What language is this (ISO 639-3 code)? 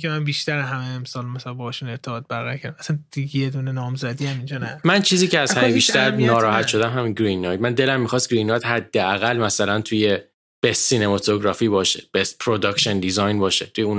fas